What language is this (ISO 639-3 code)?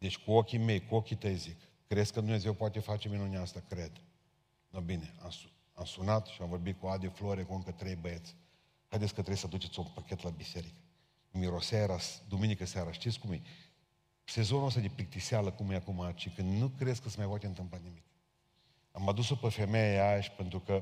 ron